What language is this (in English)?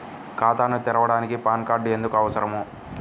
Telugu